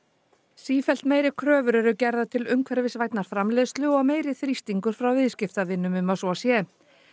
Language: Icelandic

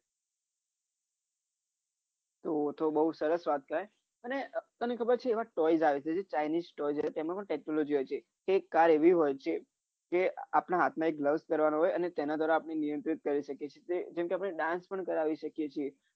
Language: Gujarati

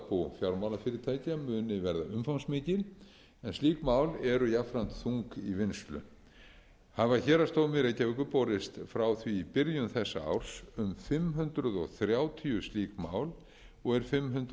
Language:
Icelandic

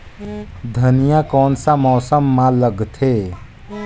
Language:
Chhattisgarhi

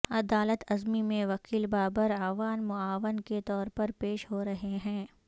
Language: Urdu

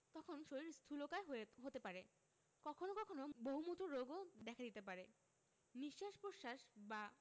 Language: Bangla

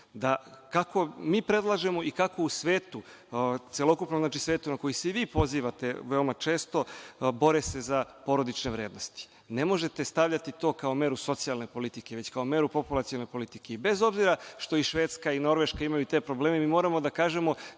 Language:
Serbian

